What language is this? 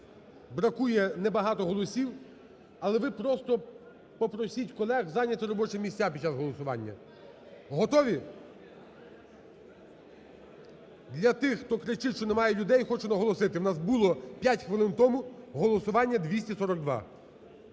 Ukrainian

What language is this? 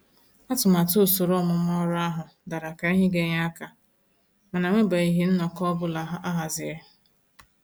Igbo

